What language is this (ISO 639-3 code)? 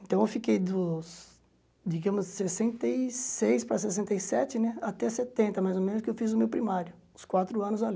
por